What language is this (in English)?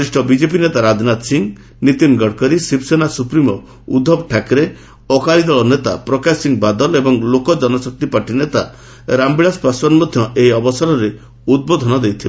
Odia